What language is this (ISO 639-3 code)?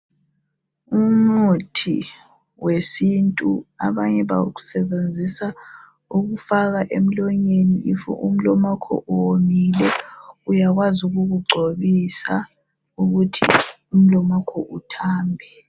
nde